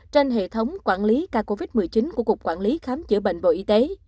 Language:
Vietnamese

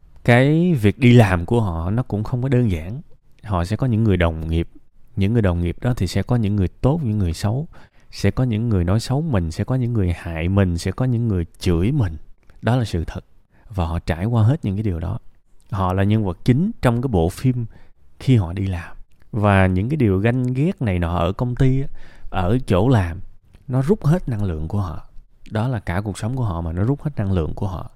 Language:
Vietnamese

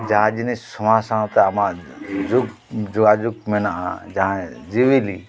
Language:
Santali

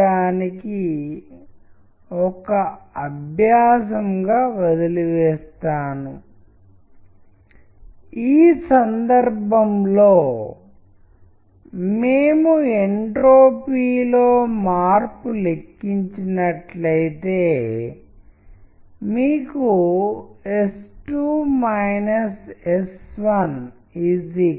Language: Telugu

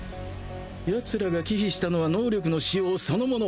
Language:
Japanese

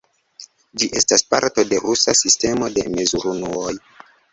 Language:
Esperanto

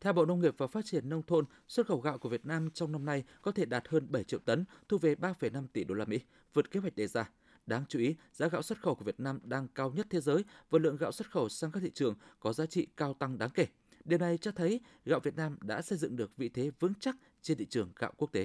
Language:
Vietnamese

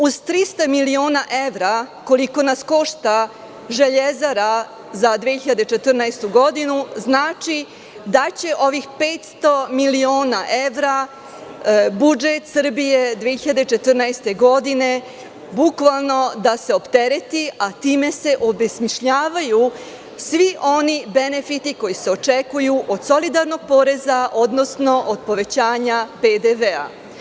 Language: Serbian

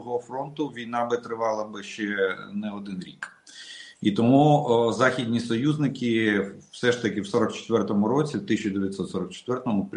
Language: Russian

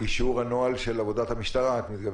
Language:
Hebrew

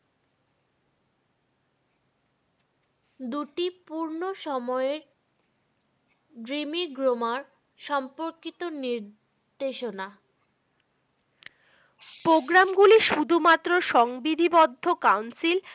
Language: Bangla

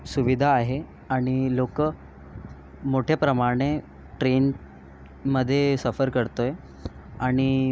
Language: Marathi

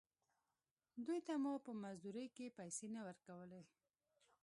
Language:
Pashto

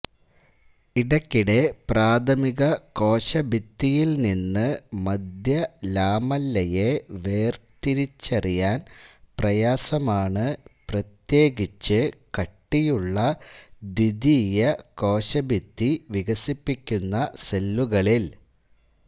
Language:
Malayalam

